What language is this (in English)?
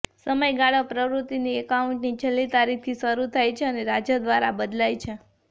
Gujarati